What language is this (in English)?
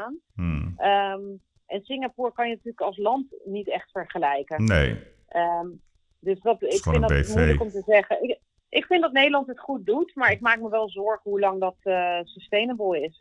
Dutch